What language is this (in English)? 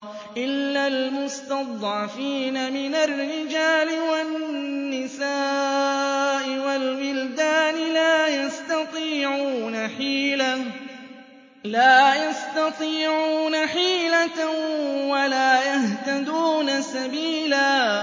Arabic